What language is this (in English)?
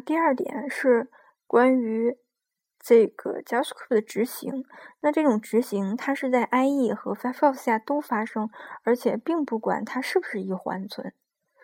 Chinese